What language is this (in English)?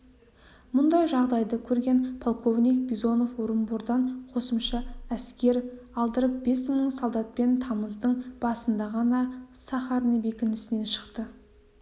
Kazakh